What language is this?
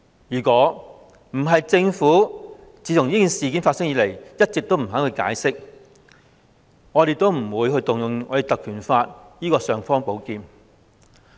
Cantonese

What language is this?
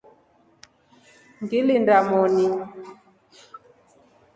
Rombo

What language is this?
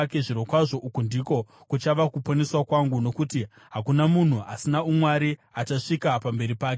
Shona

